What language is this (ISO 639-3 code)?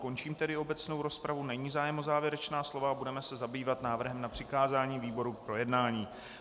ces